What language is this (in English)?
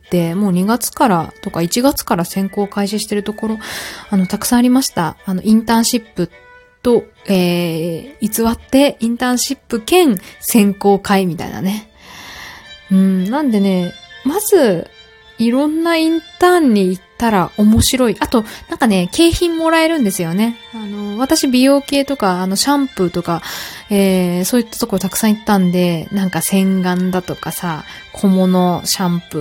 Japanese